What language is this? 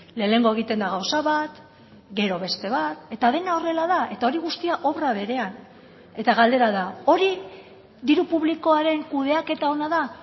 Basque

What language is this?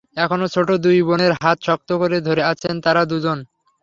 Bangla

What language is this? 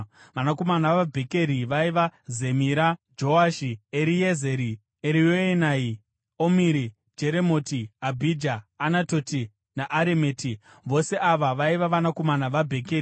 Shona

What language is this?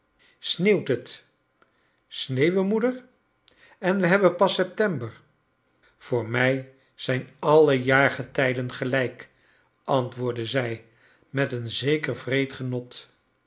Dutch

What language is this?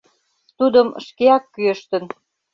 Mari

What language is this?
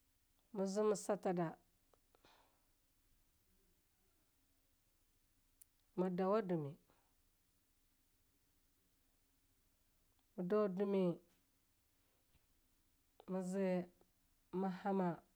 Longuda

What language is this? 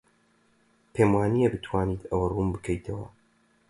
Central Kurdish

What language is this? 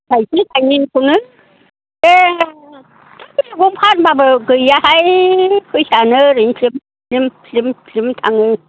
Bodo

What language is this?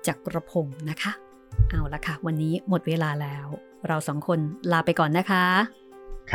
Thai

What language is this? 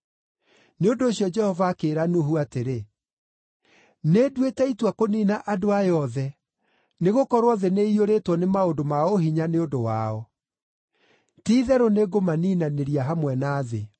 Kikuyu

